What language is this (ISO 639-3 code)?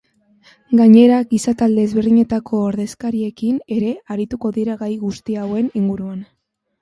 eus